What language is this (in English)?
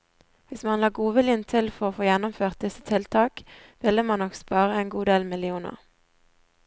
Norwegian